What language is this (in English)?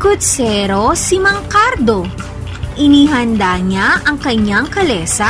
Filipino